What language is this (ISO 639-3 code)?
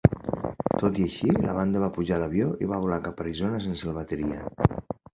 cat